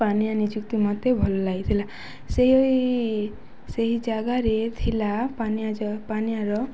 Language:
Odia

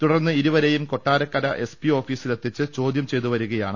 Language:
Malayalam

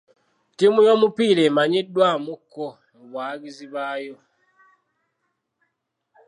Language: Ganda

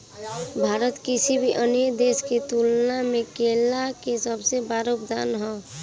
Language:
Bhojpuri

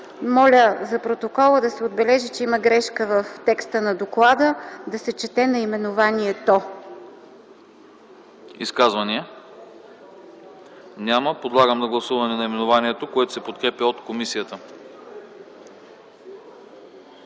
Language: Bulgarian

